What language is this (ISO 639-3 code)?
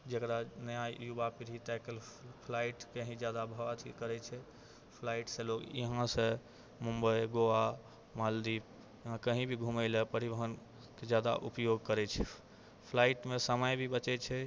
mai